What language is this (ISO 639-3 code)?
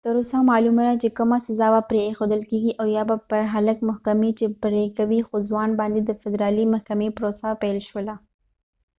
pus